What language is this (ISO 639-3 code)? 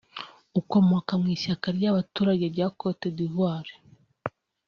kin